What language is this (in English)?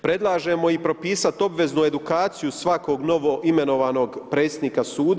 Croatian